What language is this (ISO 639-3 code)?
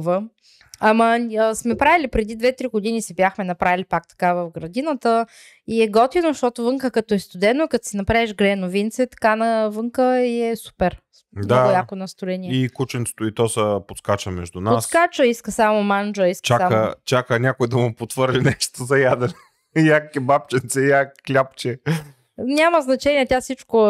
bul